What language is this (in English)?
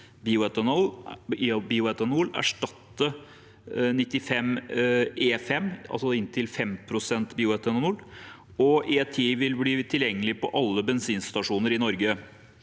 Norwegian